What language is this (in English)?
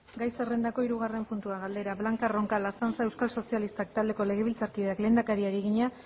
Basque